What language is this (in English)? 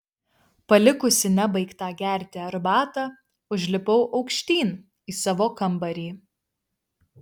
Lithuanian